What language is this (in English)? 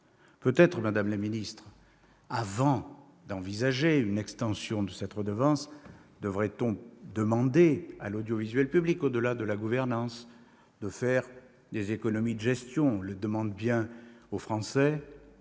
French